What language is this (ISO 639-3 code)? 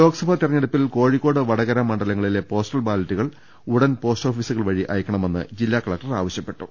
mal